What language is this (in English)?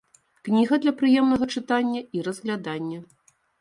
Belarusian